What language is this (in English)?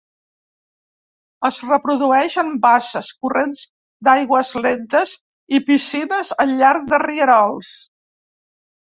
Catalan